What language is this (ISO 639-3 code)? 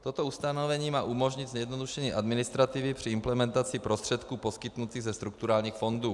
ces